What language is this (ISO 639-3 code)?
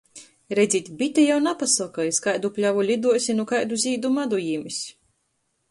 ltg